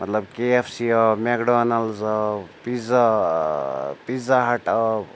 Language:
Kashmiri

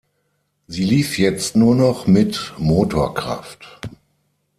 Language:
German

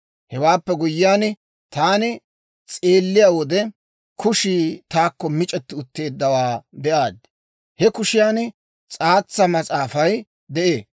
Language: Dawro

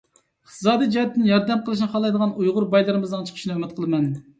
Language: Uyghur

